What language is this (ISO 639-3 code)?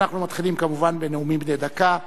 heb